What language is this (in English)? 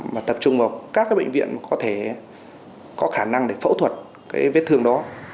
Vietnamese